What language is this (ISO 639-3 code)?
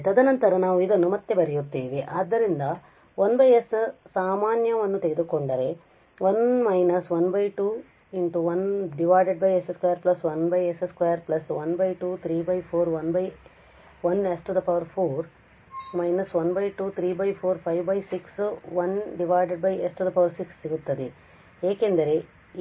kan